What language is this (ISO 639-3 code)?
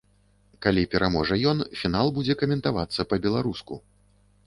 bel